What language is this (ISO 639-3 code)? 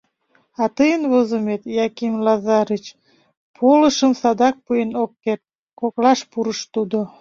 chm